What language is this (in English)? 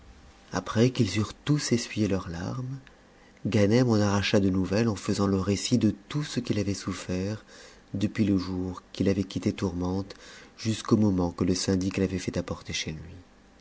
French